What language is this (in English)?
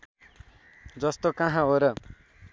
Nepali